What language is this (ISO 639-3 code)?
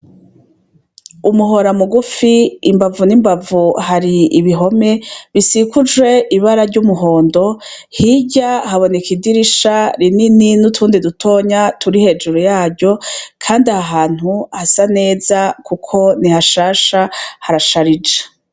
run